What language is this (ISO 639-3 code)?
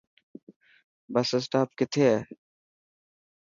mki